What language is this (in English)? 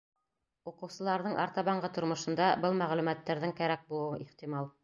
Bashkir